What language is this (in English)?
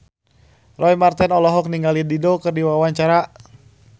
Sundanese